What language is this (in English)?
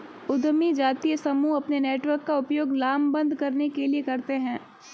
Hindi